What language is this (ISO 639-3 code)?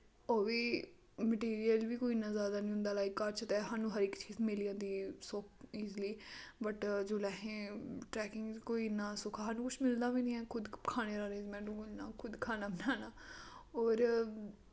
doi